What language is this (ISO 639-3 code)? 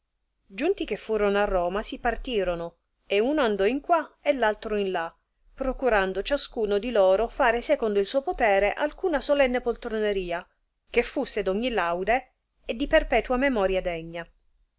ita